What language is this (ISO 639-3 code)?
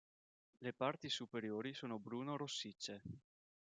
ita